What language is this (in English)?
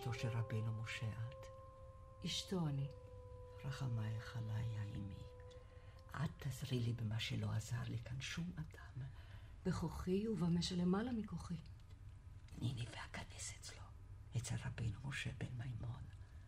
Hebrew